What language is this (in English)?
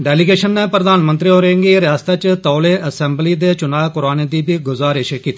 Dogri